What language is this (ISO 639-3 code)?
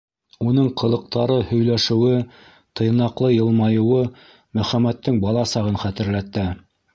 bak